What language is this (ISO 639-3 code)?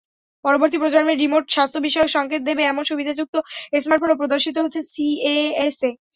ben